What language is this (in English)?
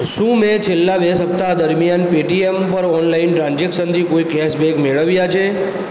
Gujarati